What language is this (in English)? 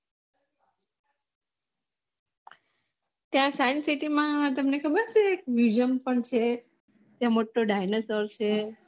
Gujarati